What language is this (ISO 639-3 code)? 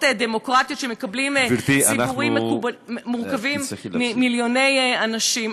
heb